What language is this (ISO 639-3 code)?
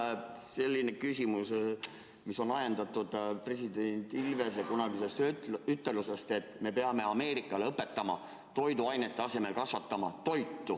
est